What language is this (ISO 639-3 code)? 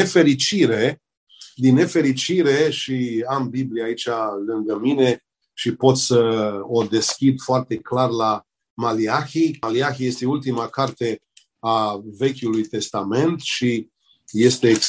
ron